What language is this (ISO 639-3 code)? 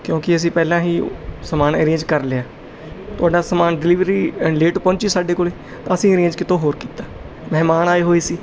pan